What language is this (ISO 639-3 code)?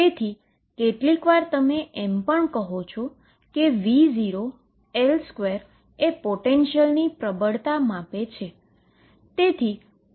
guj